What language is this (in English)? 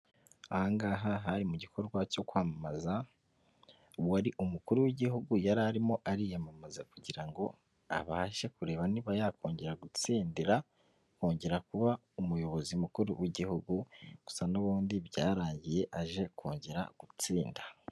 Kinyarwanda